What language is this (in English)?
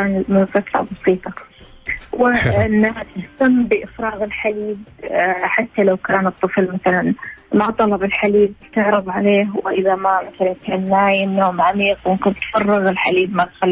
Arabic